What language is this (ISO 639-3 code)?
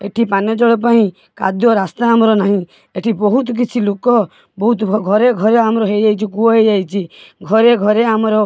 ori